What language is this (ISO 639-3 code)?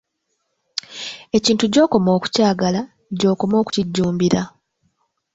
lug